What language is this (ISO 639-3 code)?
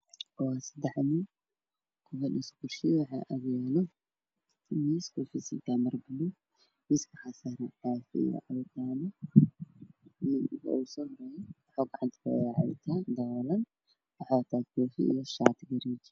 som